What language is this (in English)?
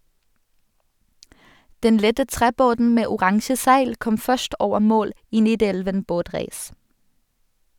Norwegian